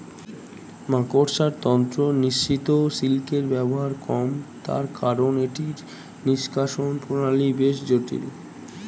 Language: Bangla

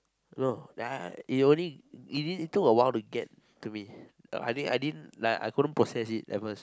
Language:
English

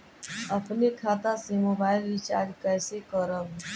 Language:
Bhojpuri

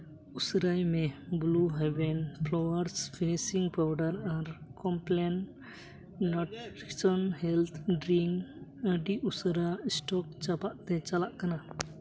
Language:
Santali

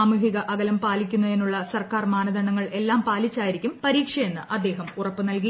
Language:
Malayalam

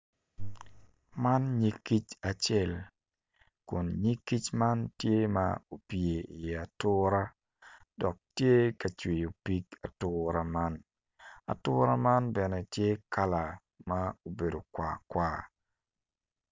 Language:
Acoli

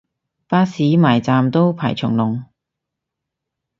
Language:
Cantonese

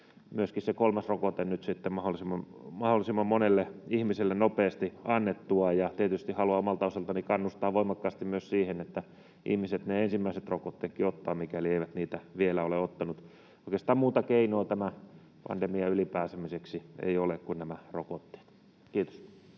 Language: Finnish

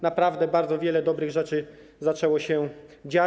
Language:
Polish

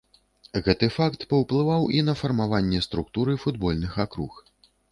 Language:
Belarusian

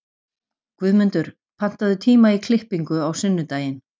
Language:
Icelandic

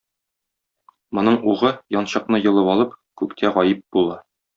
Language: Tatar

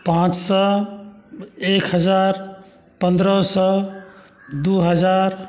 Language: Maithili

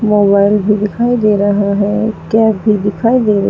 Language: Hindi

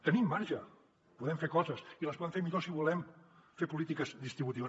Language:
Catalan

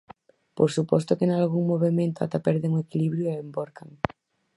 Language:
Galician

